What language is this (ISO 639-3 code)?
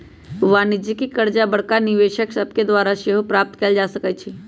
mag